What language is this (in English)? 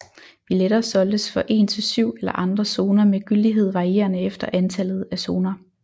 Danish